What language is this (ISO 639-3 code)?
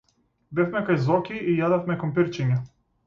mkd